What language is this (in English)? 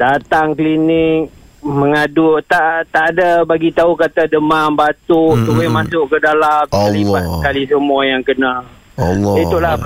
Malay